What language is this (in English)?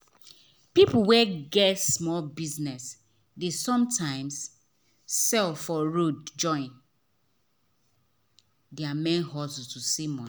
Nigerian Pidgin